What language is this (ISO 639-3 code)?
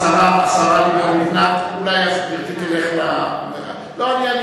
heb